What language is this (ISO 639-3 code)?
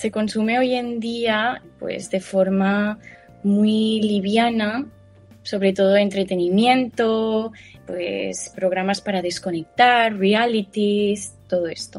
spa